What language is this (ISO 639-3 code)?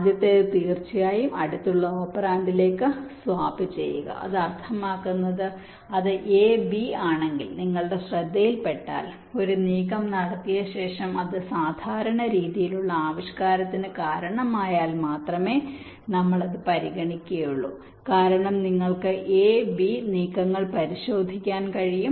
mal